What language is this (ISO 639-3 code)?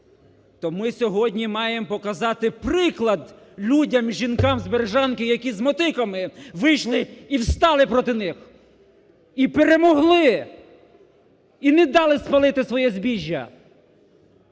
ukr